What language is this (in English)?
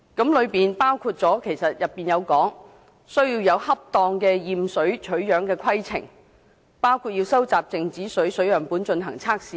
Cantonese